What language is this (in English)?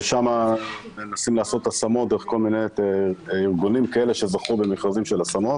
Hebrew